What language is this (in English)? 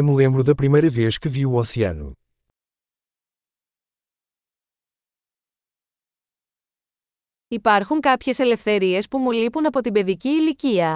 Greek